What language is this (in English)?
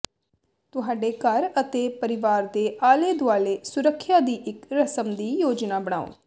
Punjabi